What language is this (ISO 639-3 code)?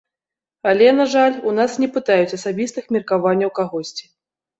bel